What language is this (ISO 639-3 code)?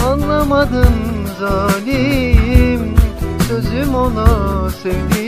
tur